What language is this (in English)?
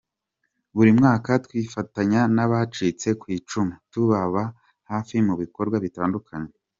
Kinyarwanda